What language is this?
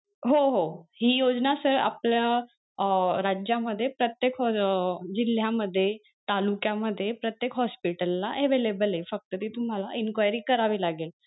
Marathi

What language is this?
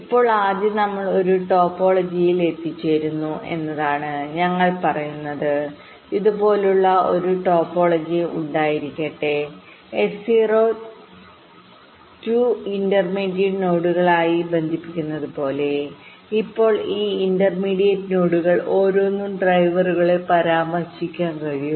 Malayalam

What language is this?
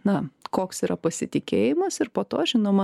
Lithuanian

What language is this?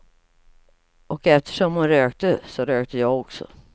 Swedish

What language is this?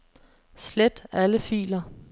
Danish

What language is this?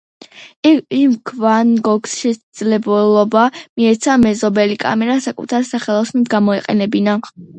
Georgian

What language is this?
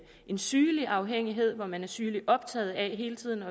Danish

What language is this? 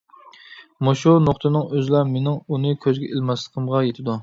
Uyghur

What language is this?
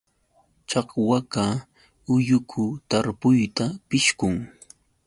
Yauyos Quechua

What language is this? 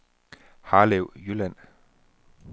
Danish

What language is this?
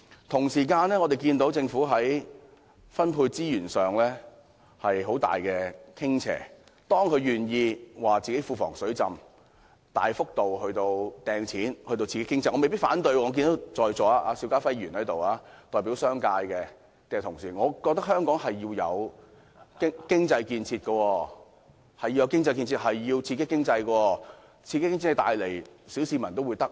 Cantonese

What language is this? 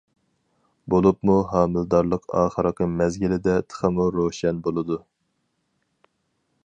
Uyghur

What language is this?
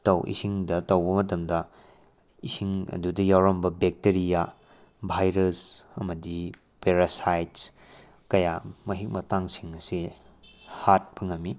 Manipuri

